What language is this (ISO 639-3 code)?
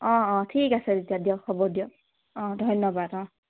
asm